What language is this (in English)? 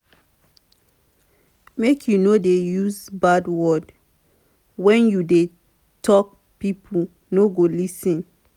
Nigerian Pidgin